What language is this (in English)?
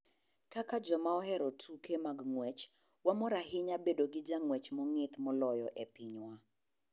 Luo (Kenya and Tanzania)